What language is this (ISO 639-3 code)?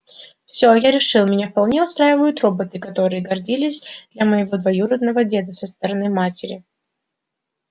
rus